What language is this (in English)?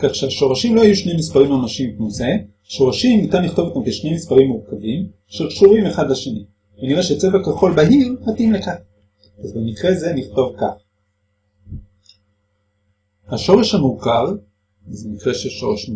Hebrew